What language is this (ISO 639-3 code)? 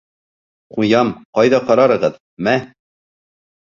bak